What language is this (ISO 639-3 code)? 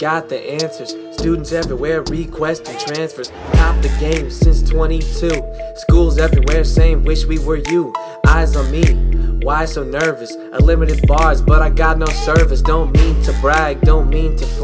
eng